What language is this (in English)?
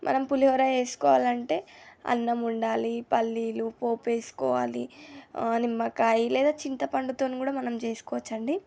Telugu